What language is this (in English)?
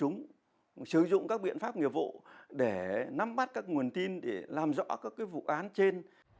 Vietnamese